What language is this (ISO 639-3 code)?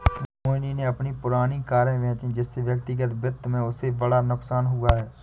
hin